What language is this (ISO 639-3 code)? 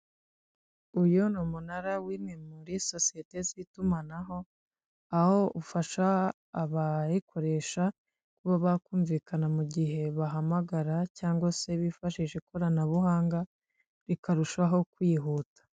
kin